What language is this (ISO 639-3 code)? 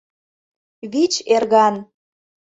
chm